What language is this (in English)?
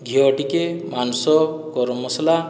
Odia